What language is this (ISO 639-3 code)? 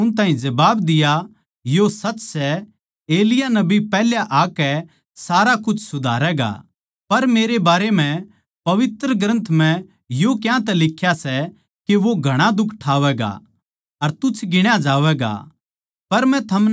bgc